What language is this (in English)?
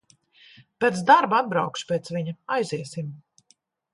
Latvian